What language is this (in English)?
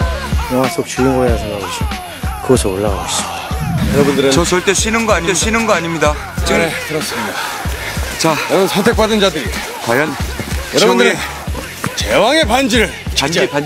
Korean